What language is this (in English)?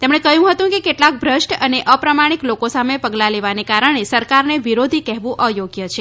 Gujarati